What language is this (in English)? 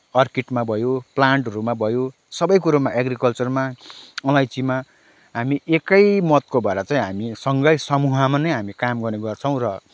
Nepali